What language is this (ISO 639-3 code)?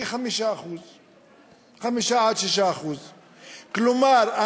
heb